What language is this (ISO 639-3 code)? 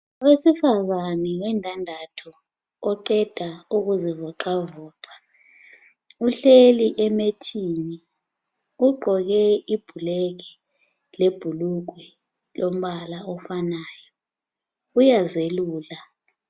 nde